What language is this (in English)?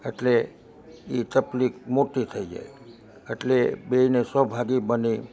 Gujarati